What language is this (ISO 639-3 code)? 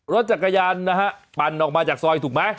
tha